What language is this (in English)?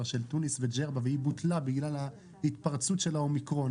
Hebrew